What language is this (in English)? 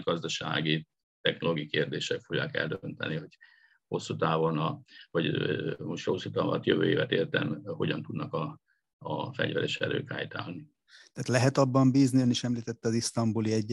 Hungarian